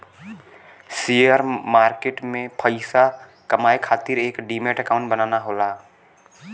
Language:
Bhojpuri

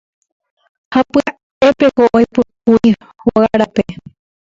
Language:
Guarani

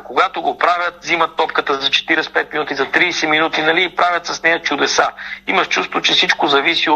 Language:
Bulgarian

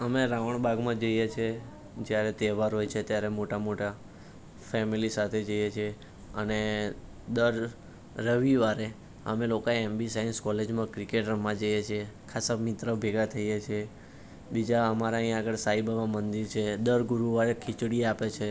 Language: Gujarati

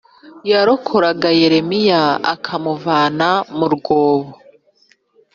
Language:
Kinyarwanda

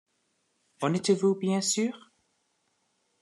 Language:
French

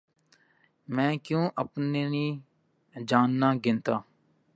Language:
Urdu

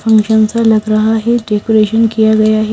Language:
Hindi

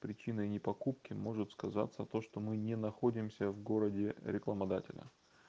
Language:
Russian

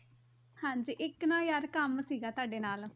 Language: Punjabi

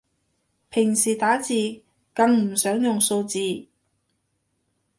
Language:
Cantonese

